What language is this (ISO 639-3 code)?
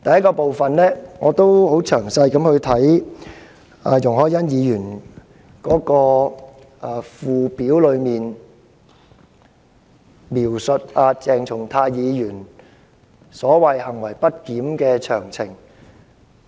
yue